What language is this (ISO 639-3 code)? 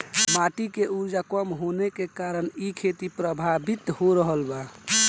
bho